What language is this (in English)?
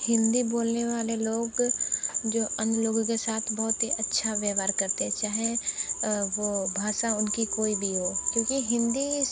Hindi